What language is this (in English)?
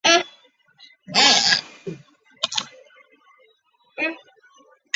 Chinese